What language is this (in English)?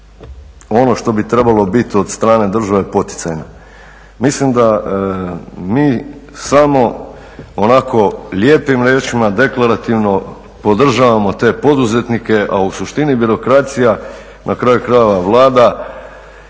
Croatian